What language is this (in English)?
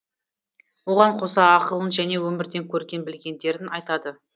Kazakh